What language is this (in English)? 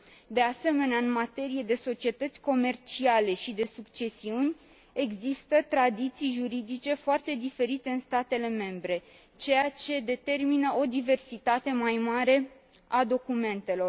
Romanian